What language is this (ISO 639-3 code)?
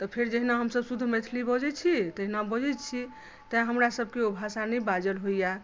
mai